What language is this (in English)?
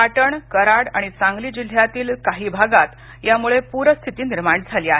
Marathi